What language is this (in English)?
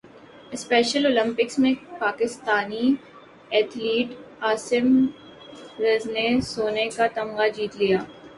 Urdu